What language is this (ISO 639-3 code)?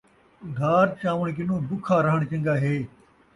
skr